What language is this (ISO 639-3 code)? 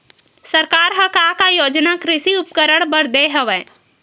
hne